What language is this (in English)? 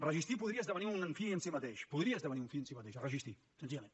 Catalan